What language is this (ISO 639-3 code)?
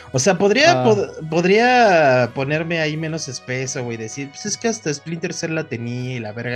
spa